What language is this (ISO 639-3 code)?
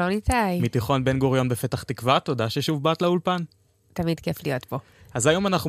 heb